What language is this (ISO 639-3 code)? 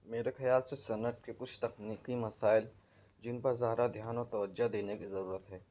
urd